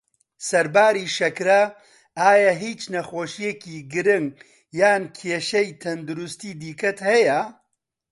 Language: Central Kurdish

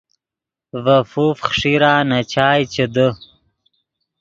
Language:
Yidgha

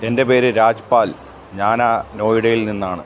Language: Malayalam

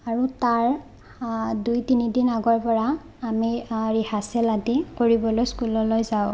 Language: Assamese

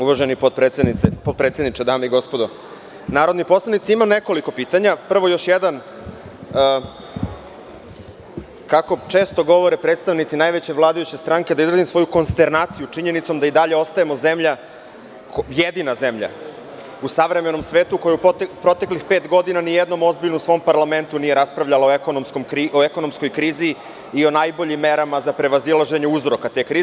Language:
Serbian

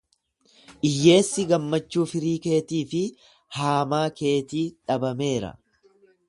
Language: Oromo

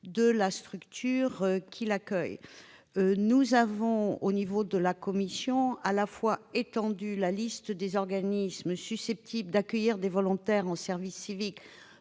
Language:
French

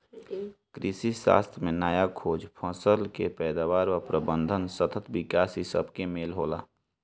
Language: Bhojpuri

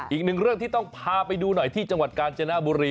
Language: Thai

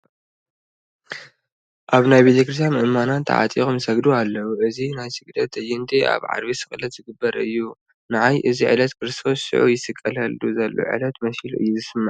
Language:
Tigrinya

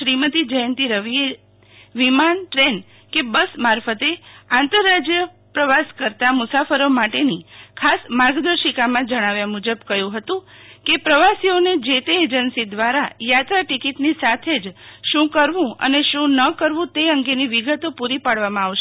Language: Gujarati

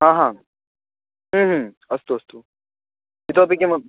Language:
Sanskrit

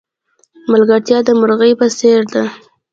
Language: Pashto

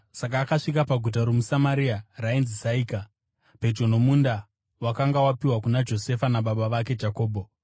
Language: Shona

